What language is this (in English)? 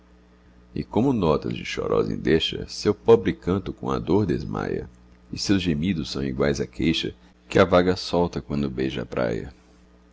Portuguese